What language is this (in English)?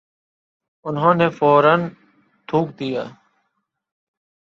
Urdu